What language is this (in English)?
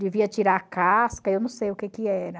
Portuguese